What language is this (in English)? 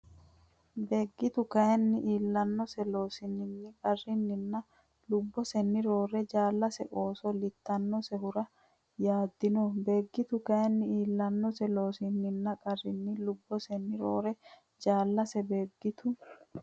Sidamo